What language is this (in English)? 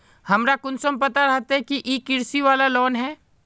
Magahi